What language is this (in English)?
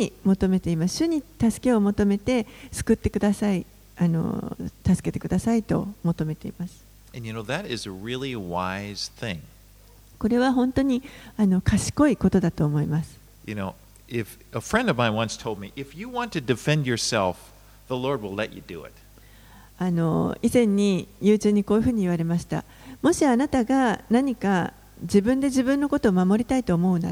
Japanese